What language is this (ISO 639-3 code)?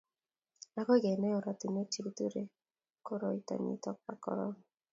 kln